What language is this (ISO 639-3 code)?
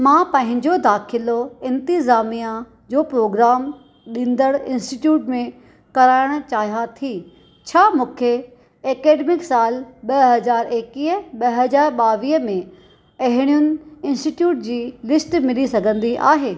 snd